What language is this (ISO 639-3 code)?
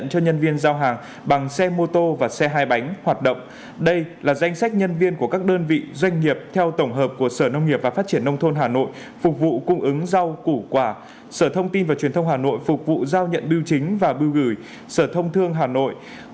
vie